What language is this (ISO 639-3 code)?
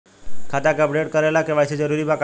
bho